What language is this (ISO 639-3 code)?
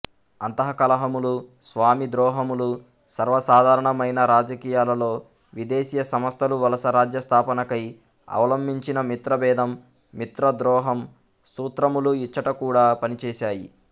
tel